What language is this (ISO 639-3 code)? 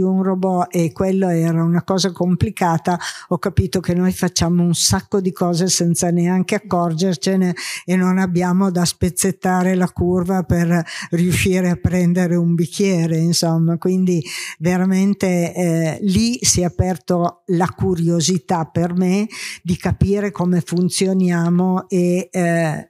ita